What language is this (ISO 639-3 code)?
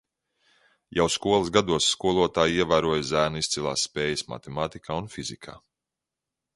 lav